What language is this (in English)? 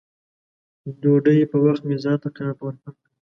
Pashto